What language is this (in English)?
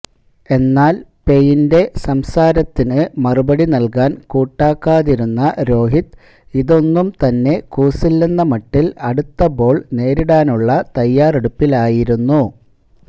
Malayalam